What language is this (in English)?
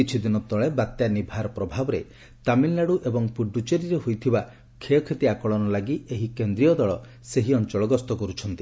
Odia